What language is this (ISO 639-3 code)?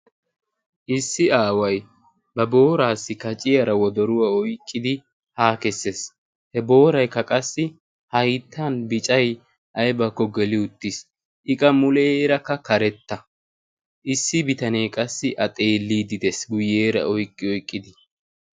wal